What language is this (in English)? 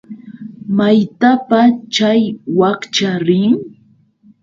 Yauyos Quechua